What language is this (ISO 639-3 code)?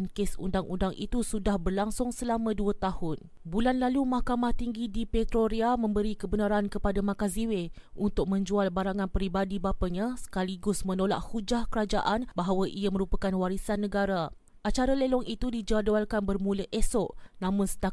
msa